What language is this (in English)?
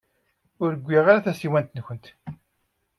Kabyle